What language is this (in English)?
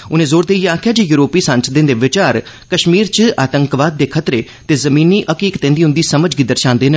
Dogri